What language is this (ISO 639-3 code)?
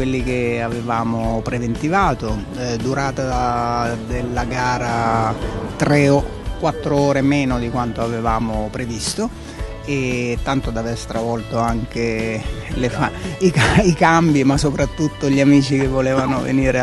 ita